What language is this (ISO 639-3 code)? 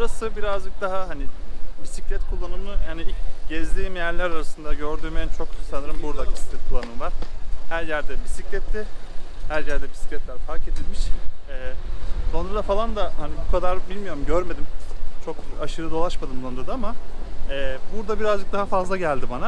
tur